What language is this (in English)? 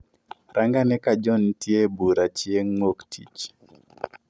Luo (Kenya and Tanzania)